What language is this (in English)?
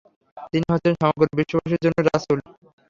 Bangla